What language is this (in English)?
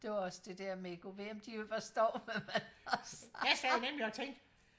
Danish